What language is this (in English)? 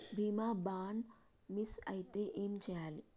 Telugu